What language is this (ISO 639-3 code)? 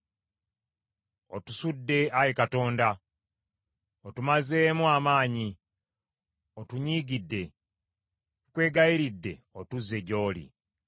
lug